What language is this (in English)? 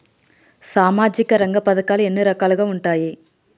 Telugu